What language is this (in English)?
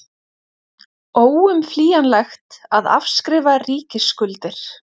Icelandic